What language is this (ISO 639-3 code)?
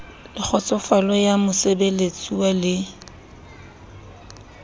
sot